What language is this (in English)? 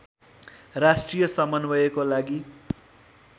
Nepali